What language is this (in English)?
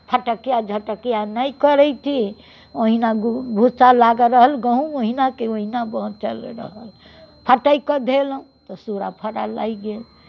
Maithili